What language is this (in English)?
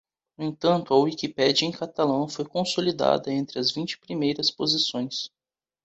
Portuguese